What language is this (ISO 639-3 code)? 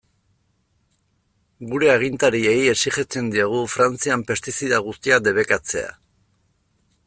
eus